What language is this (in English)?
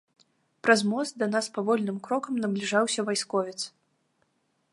Belarusian